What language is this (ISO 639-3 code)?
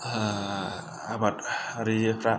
brx